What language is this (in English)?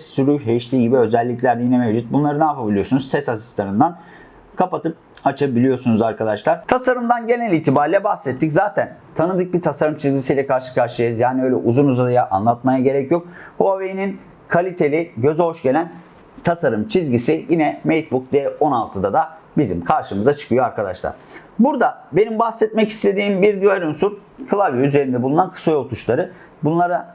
Turkish